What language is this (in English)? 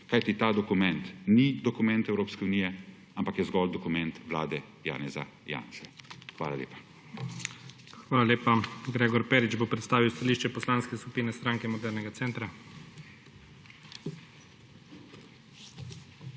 Slovenian